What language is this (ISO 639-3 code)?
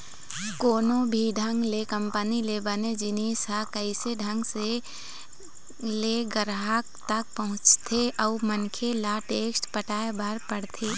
hne